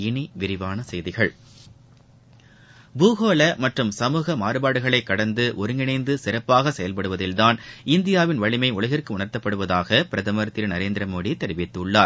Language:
Tamil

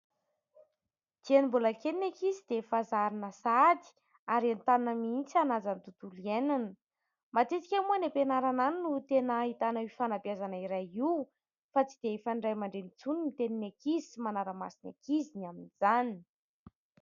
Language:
Malagasy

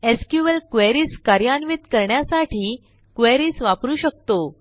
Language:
Marathi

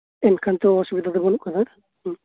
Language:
Santali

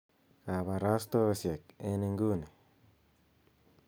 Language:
Kalenjin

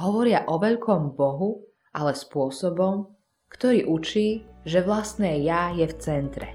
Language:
Slovak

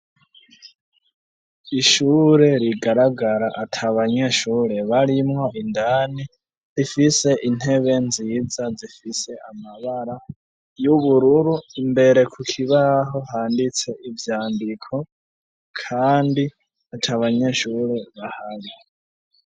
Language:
Rundi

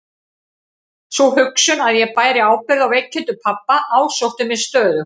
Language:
Icelandic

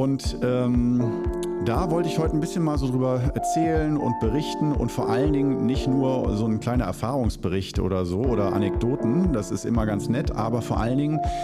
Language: German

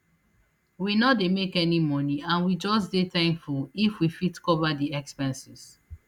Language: Nigerian Pidgin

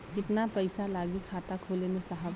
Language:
Bhojpuri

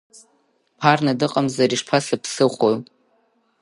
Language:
Abkhazian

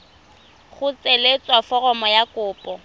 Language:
Tswana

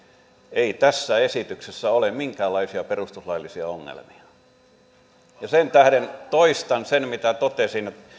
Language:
Finnish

